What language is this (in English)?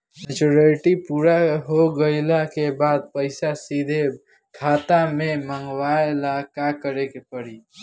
Bhojpuri